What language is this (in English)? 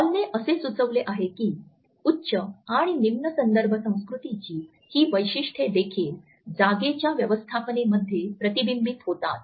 Marathi